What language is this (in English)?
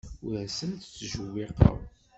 Kabyle